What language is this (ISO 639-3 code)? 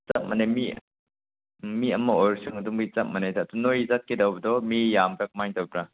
mni